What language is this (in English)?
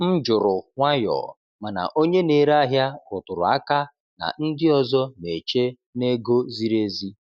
Igbo